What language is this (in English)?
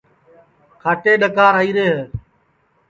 Sansi